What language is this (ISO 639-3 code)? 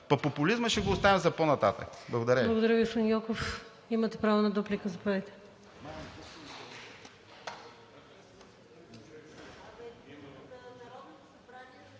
bul